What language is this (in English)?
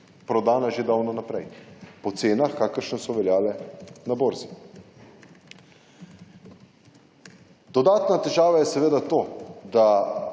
Slovenian